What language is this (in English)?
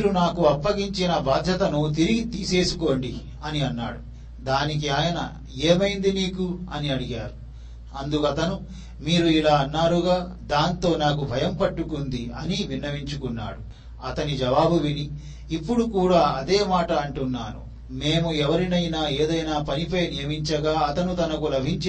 Telugu